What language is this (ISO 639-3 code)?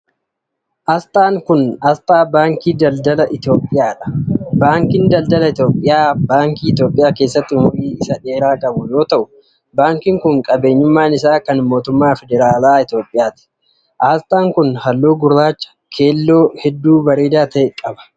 orm